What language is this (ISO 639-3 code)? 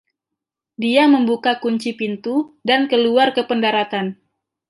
ind